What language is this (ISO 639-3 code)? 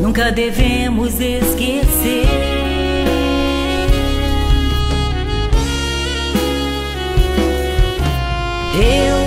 por